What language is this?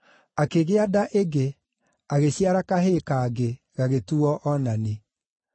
Kikuyu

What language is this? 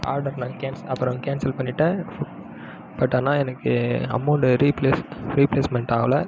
Tamil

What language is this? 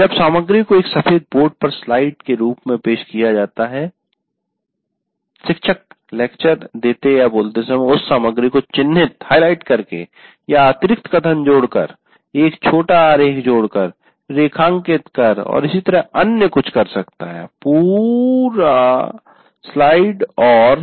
Hindi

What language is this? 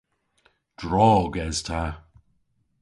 Cornish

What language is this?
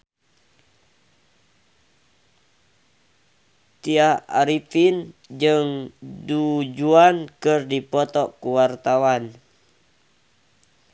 Sundanese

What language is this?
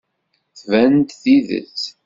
Kabyle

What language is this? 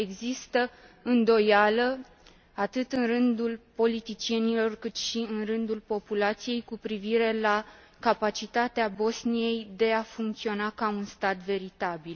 Romanian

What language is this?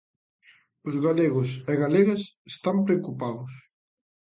Galician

